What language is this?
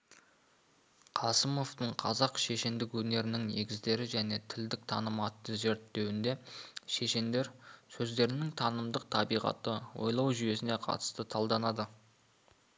Kazakh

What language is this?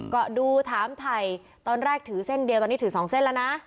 Thai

